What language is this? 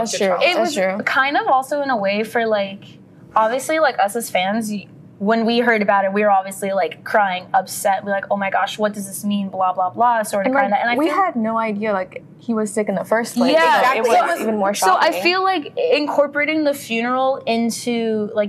English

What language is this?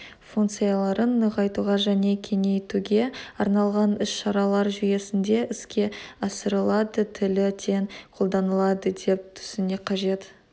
Kazakh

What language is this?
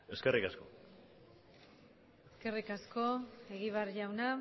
Basque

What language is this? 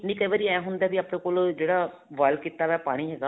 Punjabi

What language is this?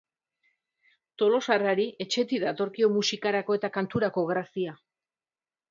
Basque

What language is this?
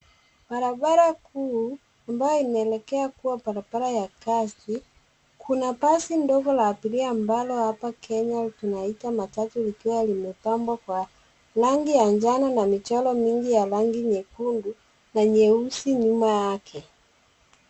Swahili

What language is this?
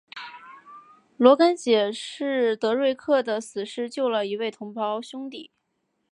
Chinese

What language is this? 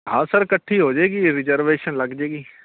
Punjabi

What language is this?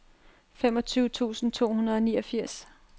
Danish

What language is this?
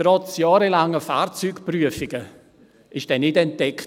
Swiss German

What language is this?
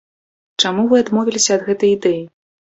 Belarusian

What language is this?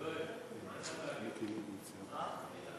Hebrew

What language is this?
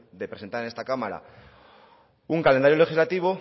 Spanish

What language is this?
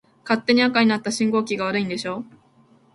Japanese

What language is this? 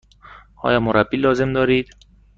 Persian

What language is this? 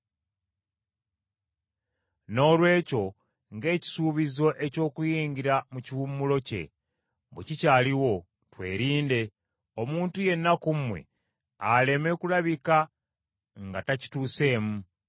Ganda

